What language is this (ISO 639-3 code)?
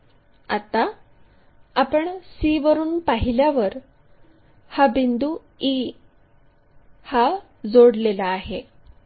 mar